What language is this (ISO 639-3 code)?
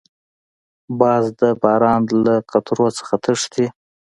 pus